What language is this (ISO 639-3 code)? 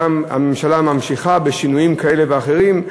heb